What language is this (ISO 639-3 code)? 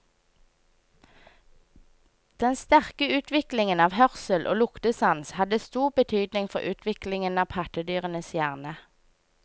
nor